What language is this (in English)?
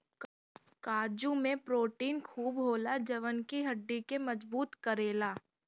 Bhojpuri